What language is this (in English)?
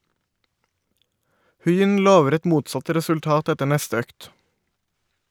Norwegian